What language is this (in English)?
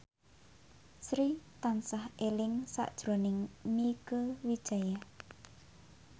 Javanese